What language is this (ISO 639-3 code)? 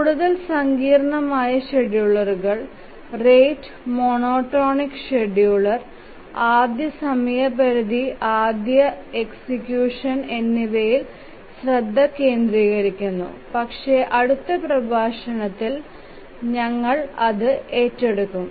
mal